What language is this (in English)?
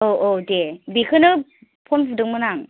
Bodo